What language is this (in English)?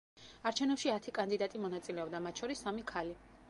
Georgian